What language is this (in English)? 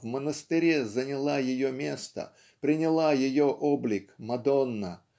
Russian